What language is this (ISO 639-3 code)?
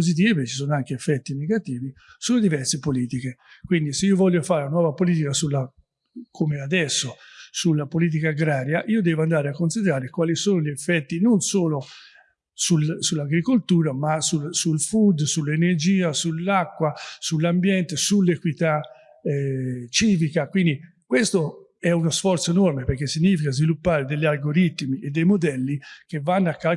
ita